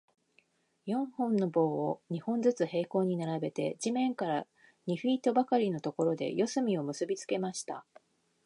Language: Japanese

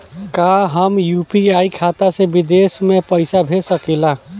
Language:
Bhojpuri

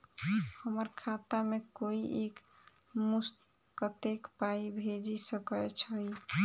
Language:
Maithili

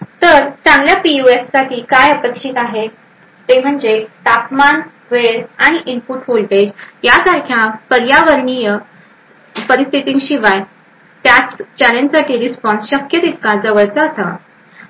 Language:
Marathi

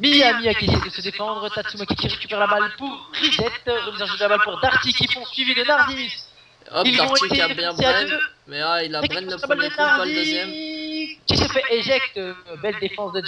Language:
French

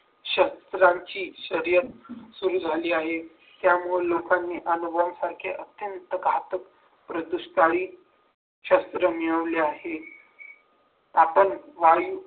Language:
Marathi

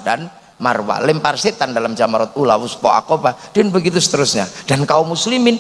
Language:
Indonesian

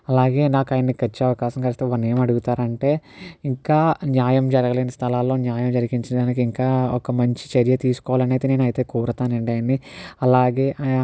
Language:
Telugu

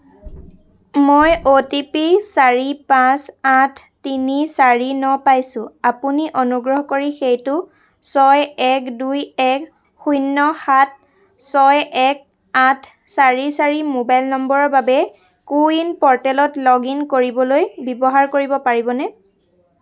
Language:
Assamese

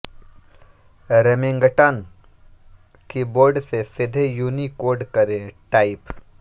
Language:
Hindi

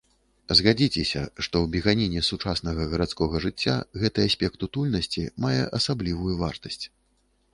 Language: Belarusian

